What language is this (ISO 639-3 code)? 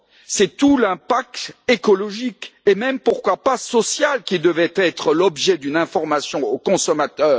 fra